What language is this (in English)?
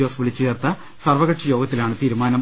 Malayalam